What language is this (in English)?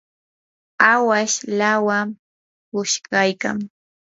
Yanahuanca Pasco Quechua